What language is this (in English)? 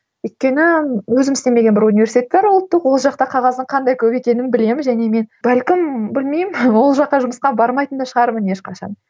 Kazakh